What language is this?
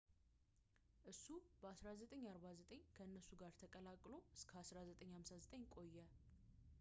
Amharic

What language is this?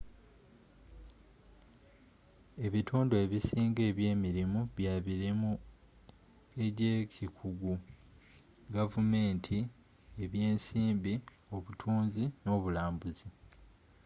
Ganda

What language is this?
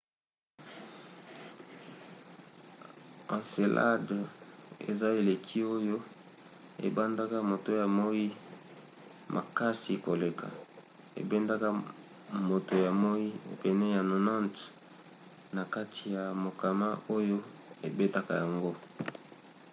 Lingala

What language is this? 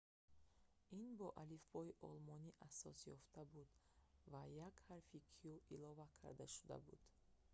Tajik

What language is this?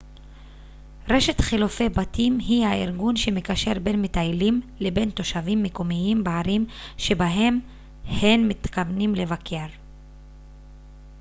Hebrew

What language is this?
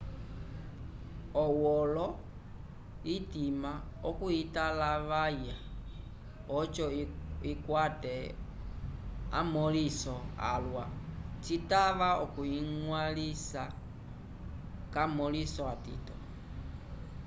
Umbundu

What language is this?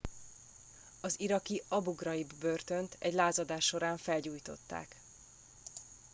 Hungarian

